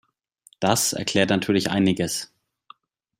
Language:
German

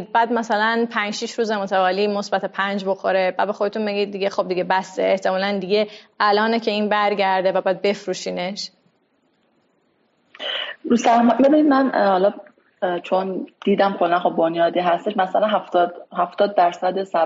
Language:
Persian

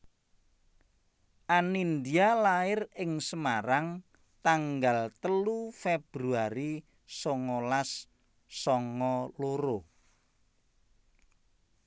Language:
Javanese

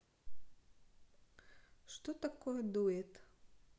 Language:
Russian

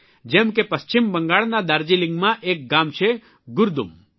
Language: Gujarati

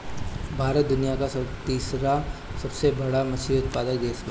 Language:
Bhojpuri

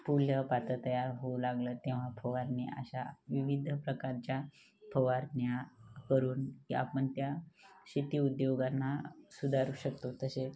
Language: Marathi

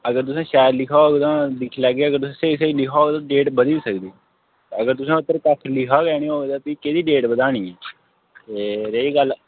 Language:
Dogri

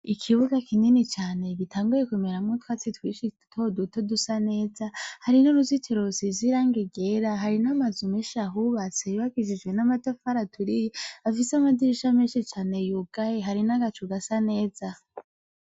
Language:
Rundi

